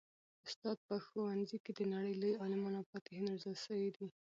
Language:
Pashto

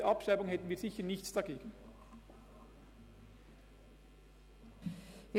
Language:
Swiss German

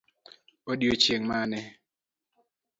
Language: Luo (Kenya and Tanzania)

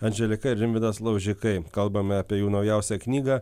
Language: Lithuanian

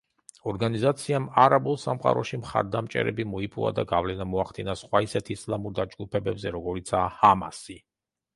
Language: Georgian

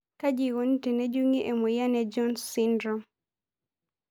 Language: Masai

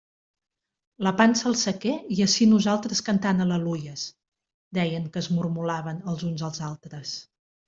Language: Catalan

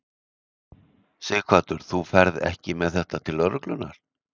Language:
Icelandic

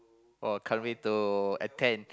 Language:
English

